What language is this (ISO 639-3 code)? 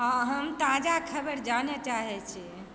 mai